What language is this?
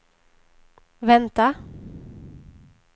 Swedish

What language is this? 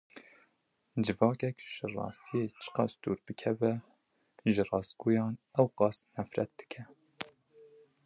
Kurdish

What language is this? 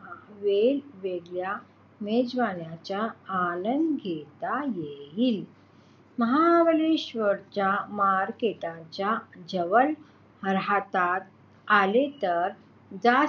Marathi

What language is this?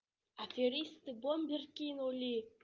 Russian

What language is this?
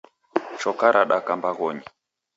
Taita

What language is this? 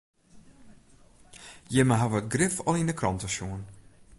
Western Frisian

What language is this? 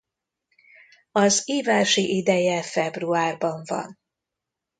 Hungarian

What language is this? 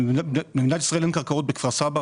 Hebrew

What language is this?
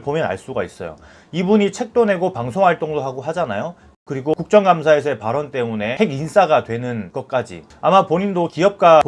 Korean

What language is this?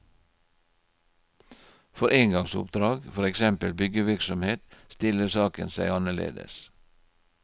Norwegian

